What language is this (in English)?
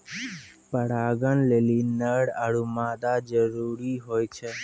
Maithili